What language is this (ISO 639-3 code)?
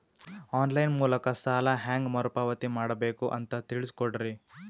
kan